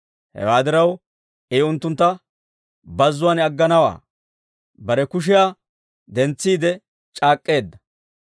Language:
Dawro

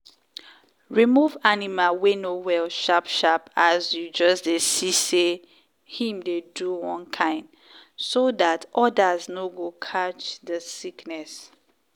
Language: Nigerian Pidgin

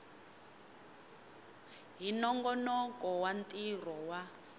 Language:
Tsonga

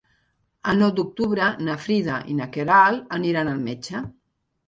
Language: Catalan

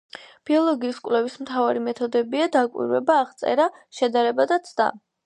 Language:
Georgian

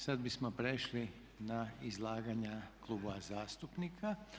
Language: Croatian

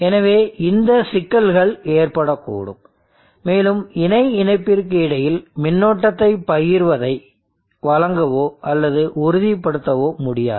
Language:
Tamil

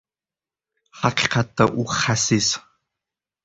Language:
Uzbek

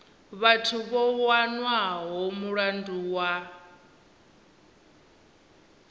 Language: Venda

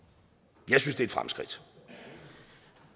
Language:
Danish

